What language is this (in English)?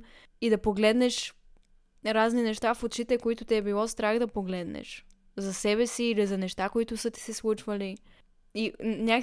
Bulgarian